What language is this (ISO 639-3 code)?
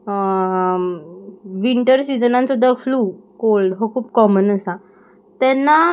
kok